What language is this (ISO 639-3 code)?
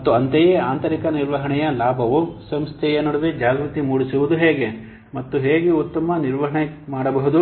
kan